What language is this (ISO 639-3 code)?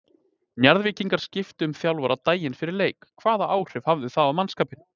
isl